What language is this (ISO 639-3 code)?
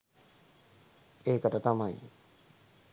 sin